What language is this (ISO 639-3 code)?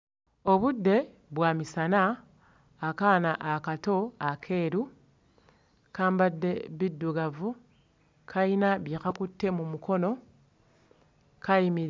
lug